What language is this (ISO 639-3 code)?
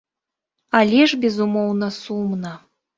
bel